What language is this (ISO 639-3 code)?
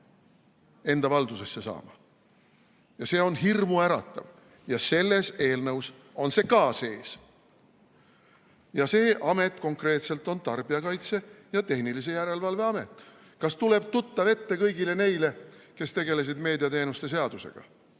est